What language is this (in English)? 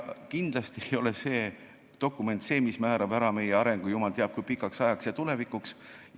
Estonian